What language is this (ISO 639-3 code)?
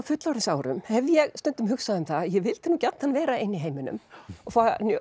isl